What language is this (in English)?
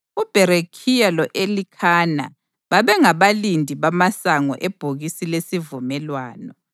North Ndebele